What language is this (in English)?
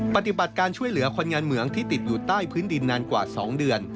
Thai